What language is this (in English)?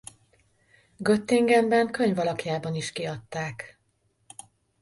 Hungarian